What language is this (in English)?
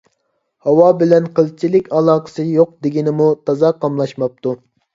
Uyghur